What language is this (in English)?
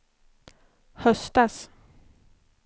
Swedish